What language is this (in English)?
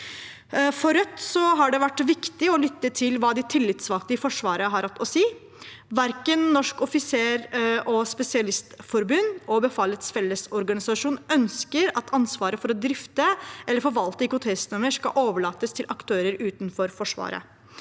Norwegian